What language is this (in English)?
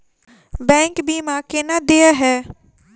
Maithili